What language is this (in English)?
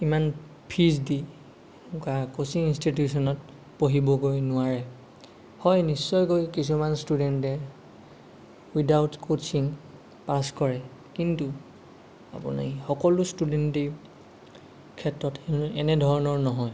Assamese